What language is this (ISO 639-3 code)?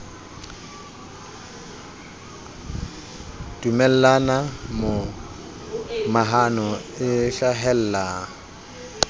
sot